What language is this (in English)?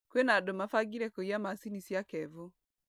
Kikuyu